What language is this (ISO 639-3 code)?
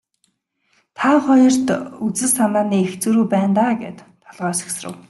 mon